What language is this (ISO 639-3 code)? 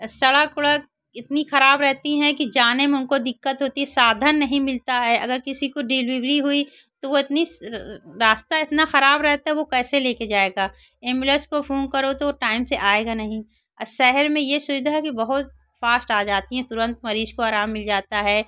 hin